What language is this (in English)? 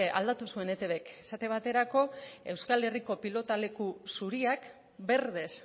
Basque